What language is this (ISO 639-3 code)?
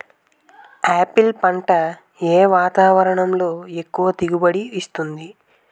tel